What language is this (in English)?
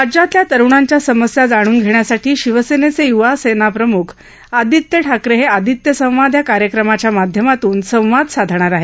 Marathi